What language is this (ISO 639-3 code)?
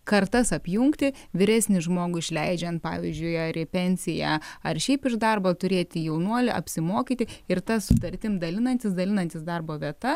lit